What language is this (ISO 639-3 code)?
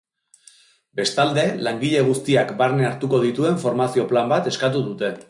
eus